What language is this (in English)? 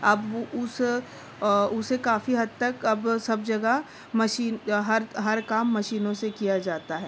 Urdu